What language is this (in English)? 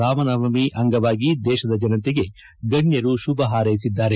Kannada